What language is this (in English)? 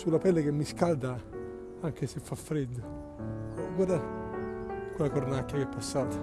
Italian